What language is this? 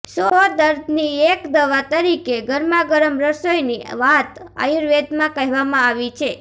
Gujarati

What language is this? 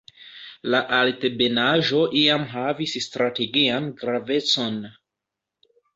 Esperanto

